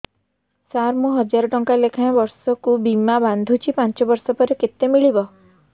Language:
Odia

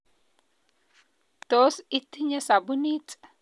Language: Kalenjin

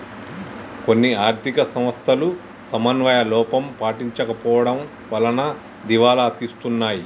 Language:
Telugu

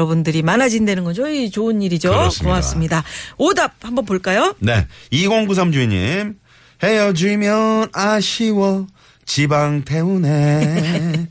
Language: Korean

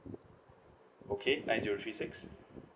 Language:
English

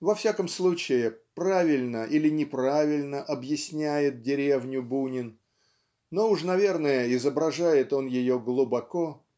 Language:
Russian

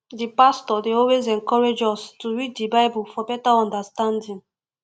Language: Nigerian Pidgin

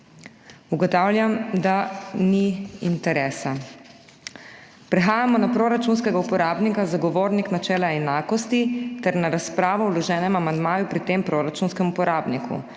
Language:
Slovenian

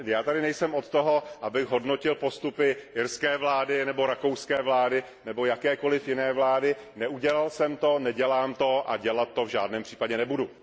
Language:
Czech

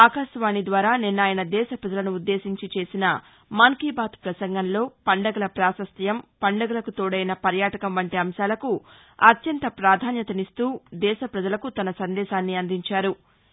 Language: Telugu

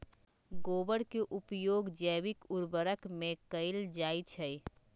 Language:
Magahi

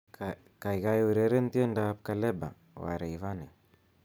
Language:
Kalenjin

